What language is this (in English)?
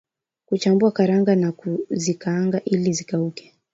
Swahili